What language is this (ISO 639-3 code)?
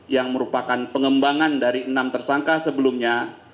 ind